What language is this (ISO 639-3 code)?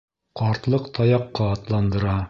bak